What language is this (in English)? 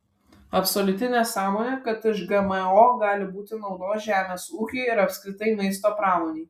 Lithuanian